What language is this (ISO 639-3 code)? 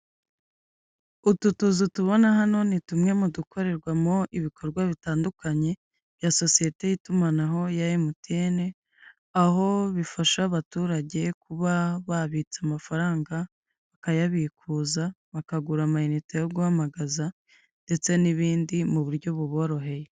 kin